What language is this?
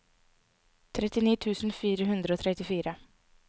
Norwegian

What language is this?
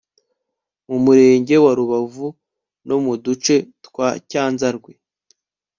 Kinyarwanda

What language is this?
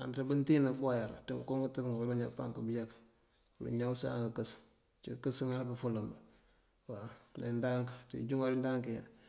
Mandjak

